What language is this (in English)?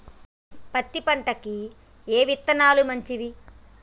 Telugu